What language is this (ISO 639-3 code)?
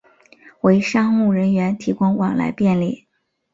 zho